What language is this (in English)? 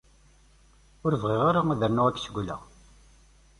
Kabyle